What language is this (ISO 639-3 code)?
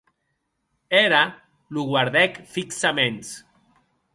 oci